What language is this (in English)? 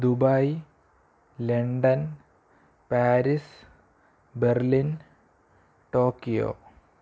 Malayalam